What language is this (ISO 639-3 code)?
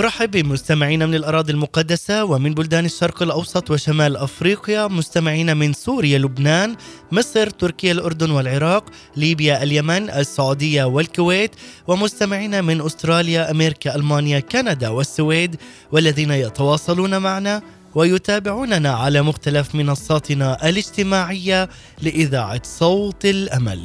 ara